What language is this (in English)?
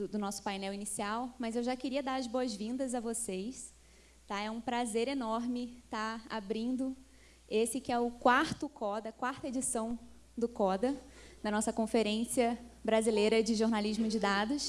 Portuguese